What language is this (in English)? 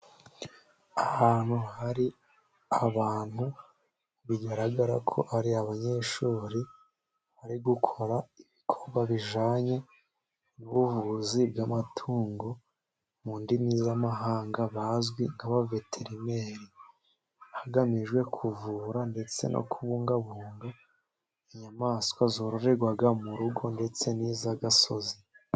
Kinyarwanda